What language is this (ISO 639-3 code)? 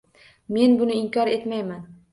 uzb